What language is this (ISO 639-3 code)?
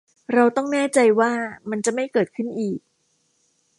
tha